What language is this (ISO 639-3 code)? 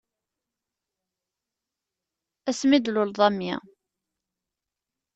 kab